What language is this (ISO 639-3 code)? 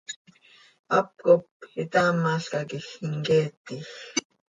sei